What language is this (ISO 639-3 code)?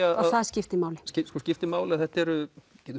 isl